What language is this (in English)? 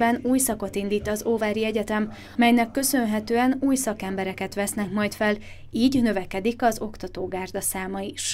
Hungarian